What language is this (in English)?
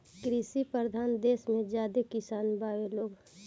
Bhojpuri